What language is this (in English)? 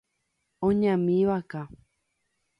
Guarani